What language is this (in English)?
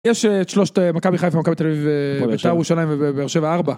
Hebrew